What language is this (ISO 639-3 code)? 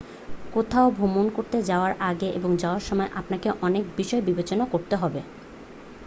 ben